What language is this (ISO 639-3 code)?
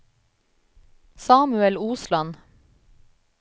nor